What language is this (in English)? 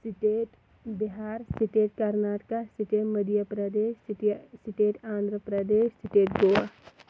Kashmiri